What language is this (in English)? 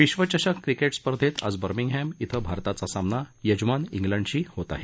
Marathi